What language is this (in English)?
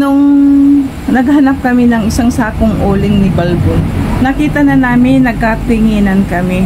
Filipino